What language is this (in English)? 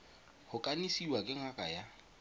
Tswana